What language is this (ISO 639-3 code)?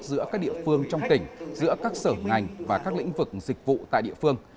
vie